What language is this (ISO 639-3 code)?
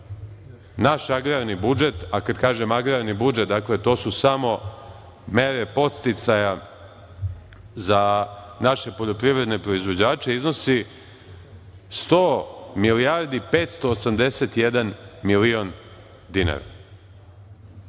srp